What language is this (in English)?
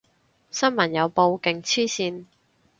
Cantonese